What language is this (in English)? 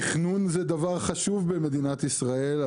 Hebrew